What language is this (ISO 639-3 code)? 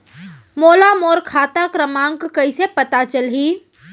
hne